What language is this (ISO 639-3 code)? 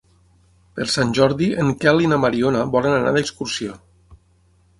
cat